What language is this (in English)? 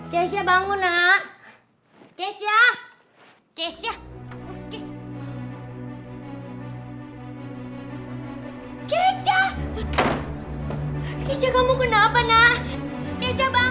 Indonesian